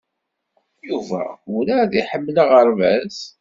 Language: Kabyle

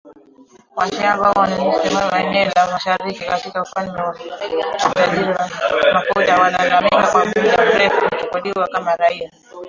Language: Swahili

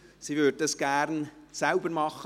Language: Swiss German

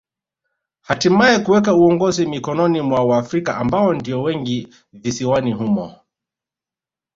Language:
Swahili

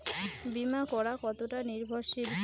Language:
Bangla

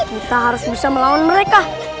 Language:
Indonesian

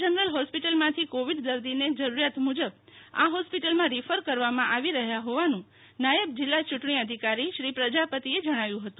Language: Gujarati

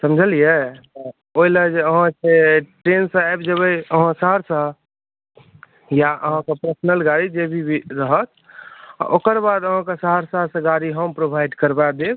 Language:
Maithili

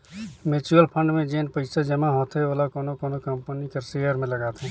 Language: Chhattisgarhi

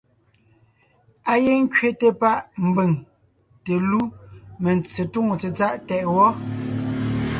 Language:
Ngiemboon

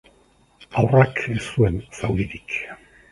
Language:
Basque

